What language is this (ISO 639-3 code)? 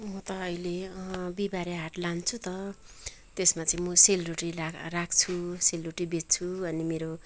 nep